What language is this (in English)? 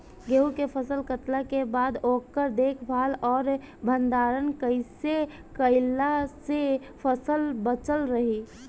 Bhojpuri